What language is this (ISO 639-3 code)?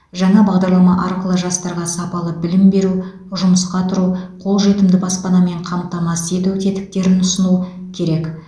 kaz